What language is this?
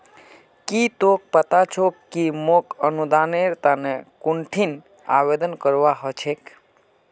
Magahi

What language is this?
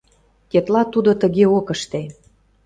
Mari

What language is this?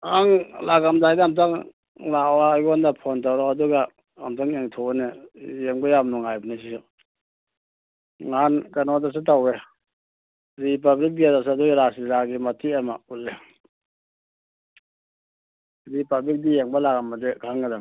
Manipuri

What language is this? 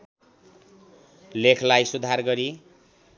Nepali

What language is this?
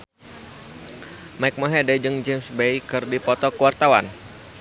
Sundanese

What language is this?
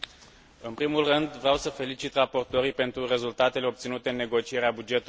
Romanian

